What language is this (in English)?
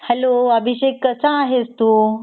Marathi